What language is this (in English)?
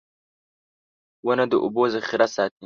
Pashto